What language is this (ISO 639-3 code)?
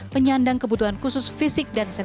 ind